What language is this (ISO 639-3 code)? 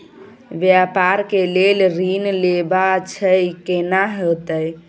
mai